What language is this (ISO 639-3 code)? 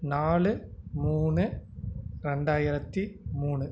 tam